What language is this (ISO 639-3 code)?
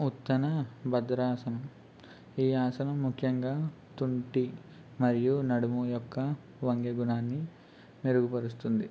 tel